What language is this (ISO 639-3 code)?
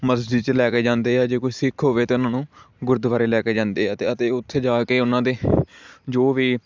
pan